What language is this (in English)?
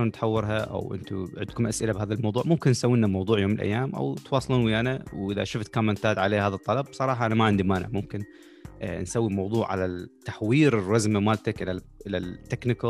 Arabic